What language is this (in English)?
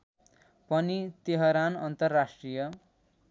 Nepali